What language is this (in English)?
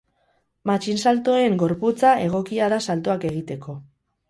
Basque